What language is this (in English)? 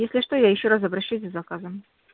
Russian